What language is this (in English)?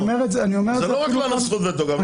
Hebrew